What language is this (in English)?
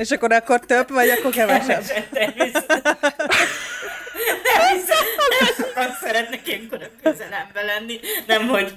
Hungarian